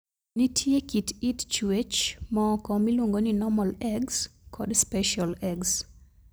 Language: Luo (Kenya and Tanzania)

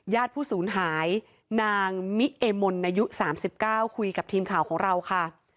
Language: Thai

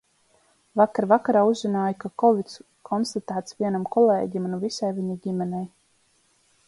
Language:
Latvian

